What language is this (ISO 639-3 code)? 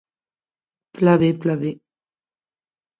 oci